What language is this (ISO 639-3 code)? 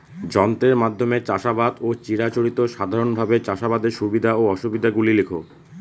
ben